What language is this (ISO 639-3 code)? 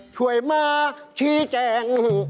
tha